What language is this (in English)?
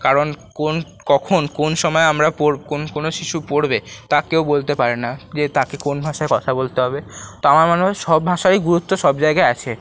Bangla